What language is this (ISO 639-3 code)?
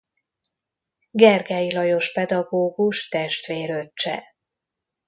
hun